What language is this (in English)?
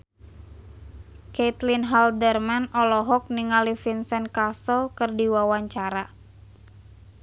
Sundanese